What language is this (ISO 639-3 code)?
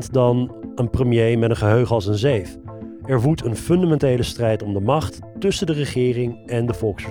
nld